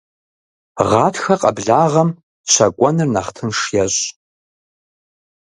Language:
Kabardian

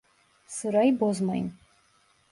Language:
Turkish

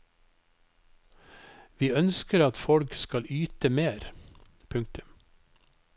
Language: Norwegian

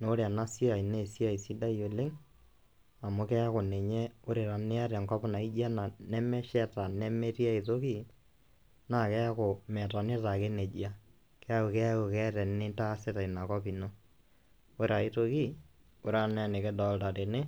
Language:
Masai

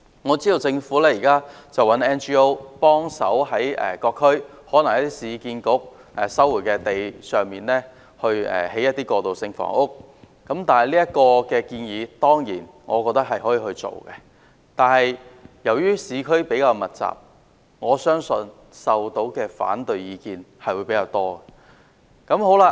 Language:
Cantonese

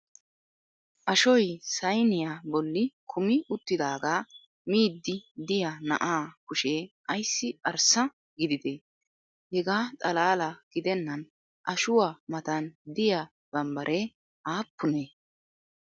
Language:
Wolaytta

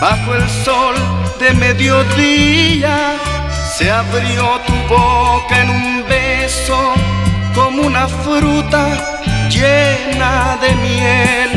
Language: Romanian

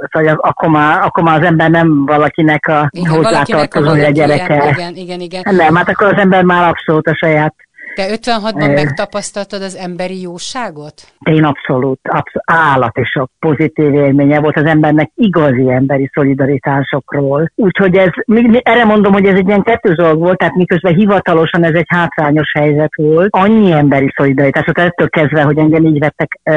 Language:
Hungarian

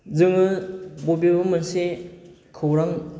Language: Bodo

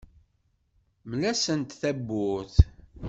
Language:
Kabyle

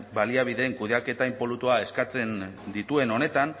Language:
Basque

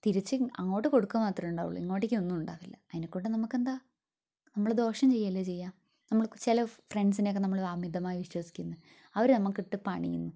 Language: Malayalam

